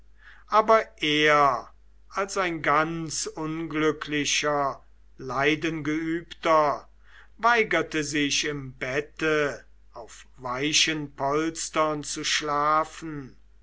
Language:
German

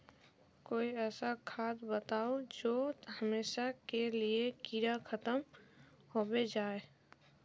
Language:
Magahi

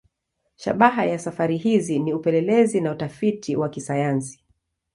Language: Swahili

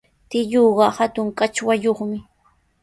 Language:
Sihuas Ancash Quechua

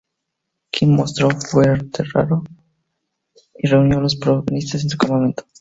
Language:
Spanish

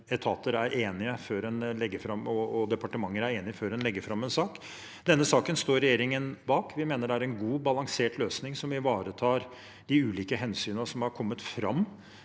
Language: Norwegian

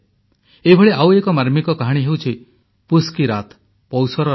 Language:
Odia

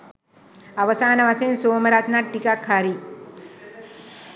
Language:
Sinhala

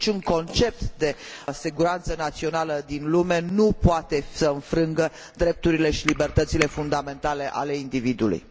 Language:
Romanian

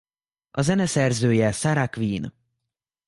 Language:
Hungarian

